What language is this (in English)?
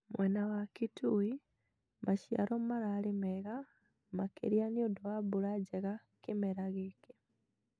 Kikuyu